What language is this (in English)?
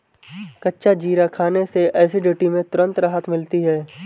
Hindi